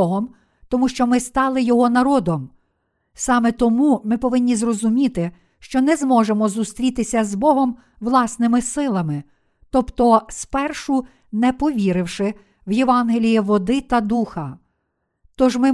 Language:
Ukrainian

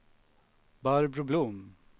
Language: Swedish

